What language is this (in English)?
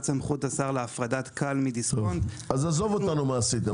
Hebrew